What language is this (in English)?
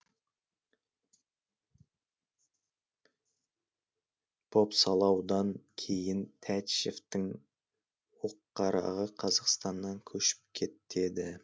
Kazakh